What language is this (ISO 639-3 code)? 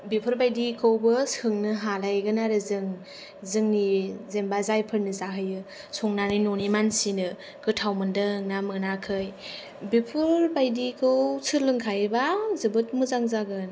brx